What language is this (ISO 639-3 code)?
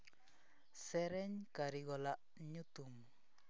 sat